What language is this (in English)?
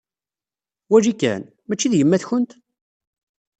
Kabyle